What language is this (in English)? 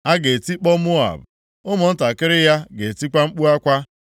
Igbo